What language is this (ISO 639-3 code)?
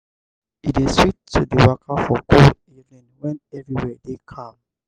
pcm